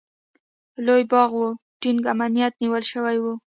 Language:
Pashto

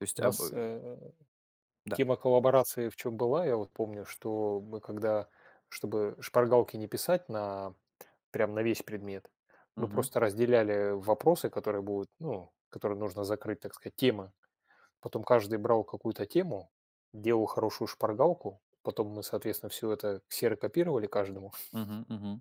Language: Russian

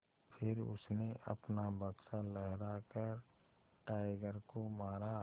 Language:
Hindi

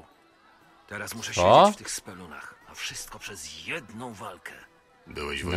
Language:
Polish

